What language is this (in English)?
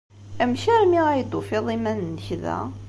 Kabyle